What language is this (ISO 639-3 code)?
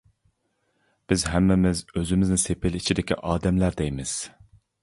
uig